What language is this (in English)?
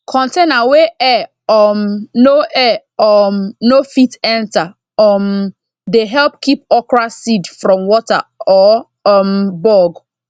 Nigerian Pidgin